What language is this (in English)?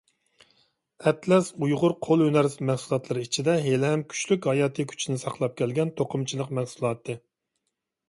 Uyghur